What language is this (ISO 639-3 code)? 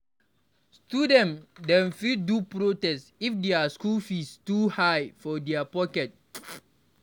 pcm